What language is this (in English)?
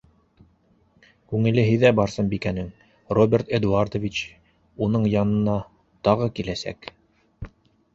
Bashkir